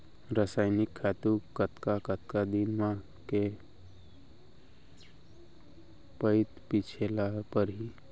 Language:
Chhattisgarhi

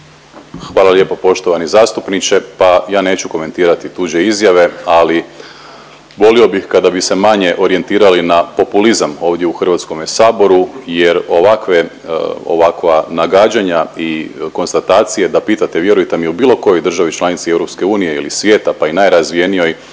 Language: Croatian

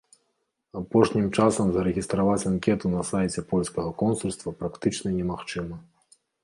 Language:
Belarusian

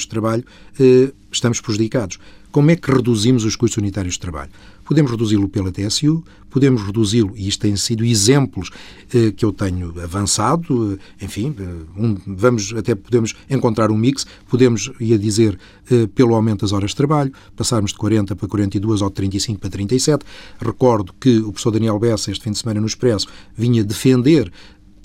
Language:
Portuguese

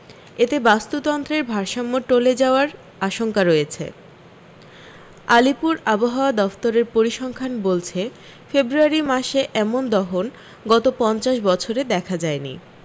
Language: Bangla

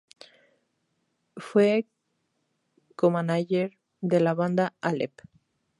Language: Spanish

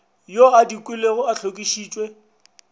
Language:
Northern Sotho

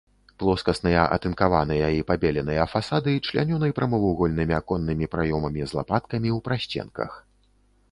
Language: Belarusian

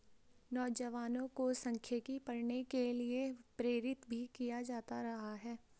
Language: Hindi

